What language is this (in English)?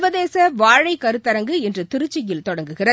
Tamil